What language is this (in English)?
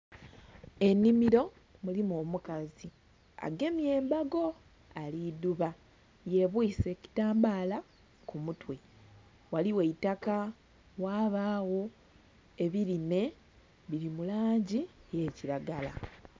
Soga